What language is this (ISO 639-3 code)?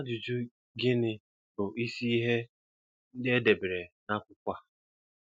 ibo